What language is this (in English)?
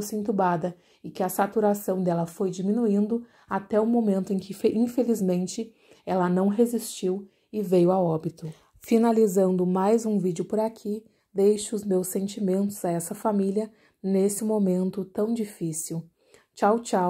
Portuguese